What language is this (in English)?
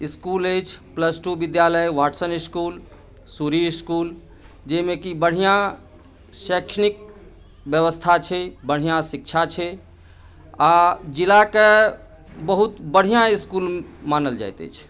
Maithili